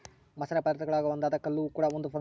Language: Kannada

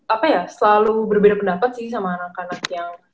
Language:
Indonesian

